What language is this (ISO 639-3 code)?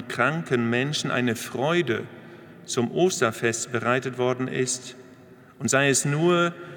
deu